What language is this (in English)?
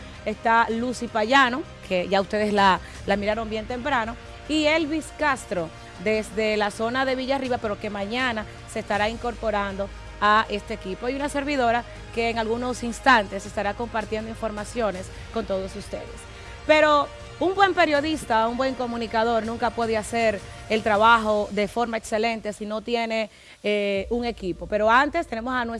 Spanish